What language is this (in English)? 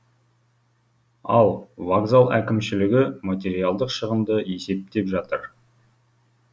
Kazakh